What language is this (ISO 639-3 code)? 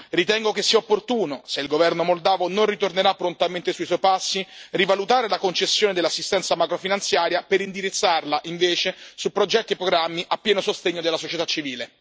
ita